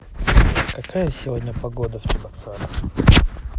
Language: Russian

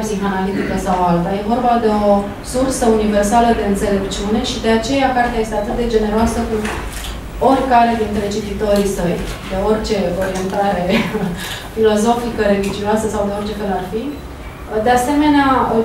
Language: Romanian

